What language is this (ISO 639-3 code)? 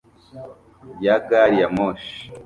kin